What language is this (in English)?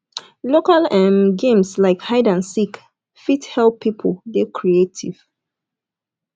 Nigerian Pidgin